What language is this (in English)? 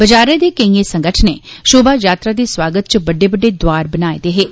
Dogri